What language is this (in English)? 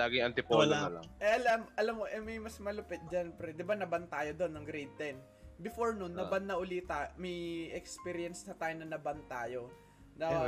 Filipino